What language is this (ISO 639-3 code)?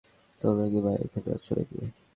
ben